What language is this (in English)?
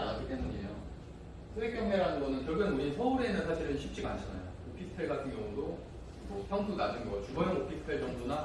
Korean